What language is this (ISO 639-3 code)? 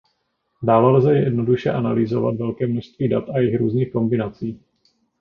ces